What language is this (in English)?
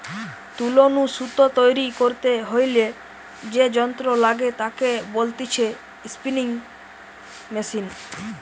Bangla